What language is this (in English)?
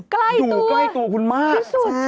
Thai